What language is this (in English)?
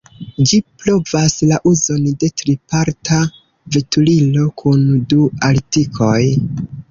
Esperanto